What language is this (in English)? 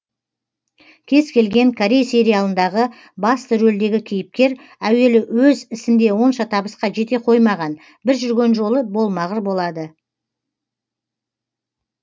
Kazakh